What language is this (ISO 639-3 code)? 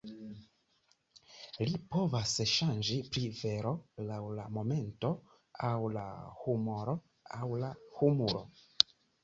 epo